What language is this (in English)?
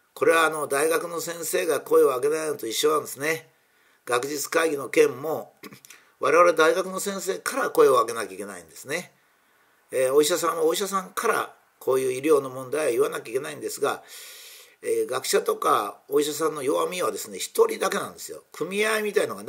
Japanese